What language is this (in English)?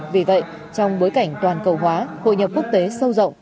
Vietnamese